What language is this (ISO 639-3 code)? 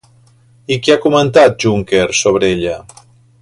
cat